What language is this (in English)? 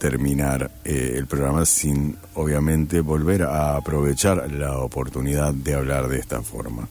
Spanish